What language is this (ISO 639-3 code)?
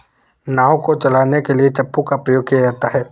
hin